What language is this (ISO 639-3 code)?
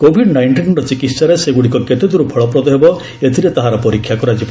ori